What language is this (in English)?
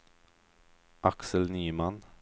Swedish